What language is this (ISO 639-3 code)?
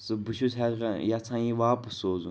kas